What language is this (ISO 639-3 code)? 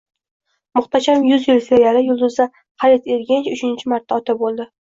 uzb